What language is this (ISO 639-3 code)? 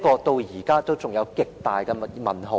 yue